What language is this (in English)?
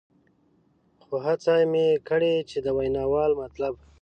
Pashto